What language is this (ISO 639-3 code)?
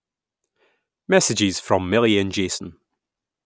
eng